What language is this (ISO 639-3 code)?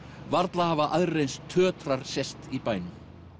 isl